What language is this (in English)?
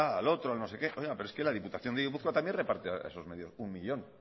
Spanish